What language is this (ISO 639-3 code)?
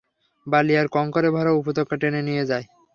ben